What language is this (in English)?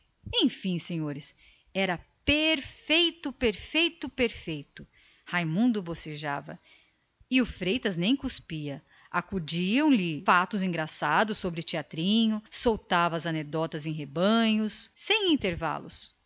Portuguese